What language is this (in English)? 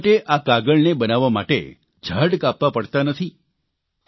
Gujarati